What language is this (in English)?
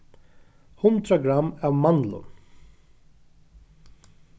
Faroese